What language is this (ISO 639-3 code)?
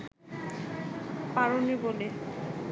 ben